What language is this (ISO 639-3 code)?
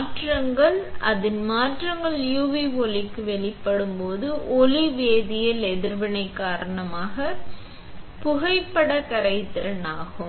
tam